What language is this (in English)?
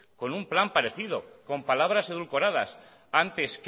Spanish